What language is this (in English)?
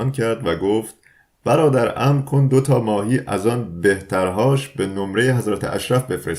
Persian